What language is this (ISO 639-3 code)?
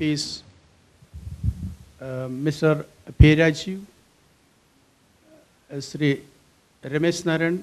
hin